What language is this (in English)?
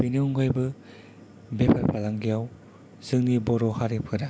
Bodo